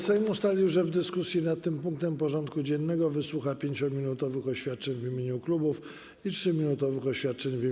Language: Polish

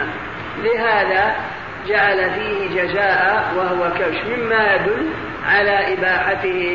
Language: Arabic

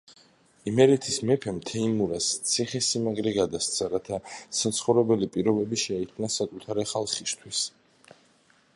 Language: Georgian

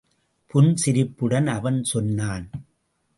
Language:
Tamil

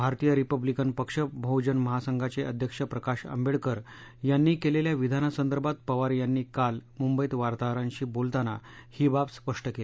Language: Marathi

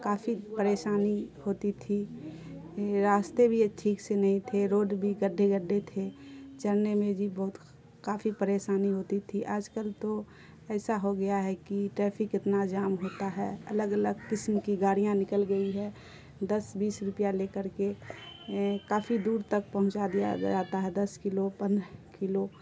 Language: Urdu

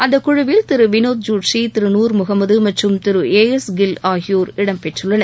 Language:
Tamil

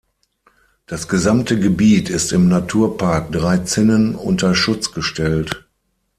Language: German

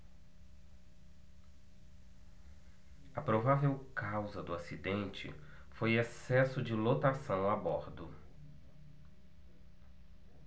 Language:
Portuguese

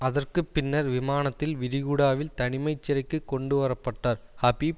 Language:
Tamil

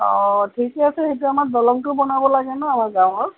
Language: Assamese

